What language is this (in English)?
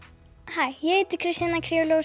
Icelandic